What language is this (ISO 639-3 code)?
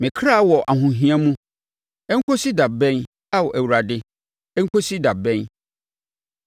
aka